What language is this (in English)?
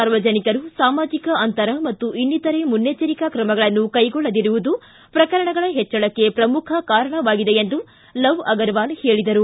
Kannada